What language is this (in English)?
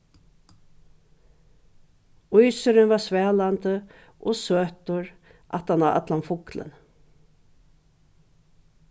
Faroese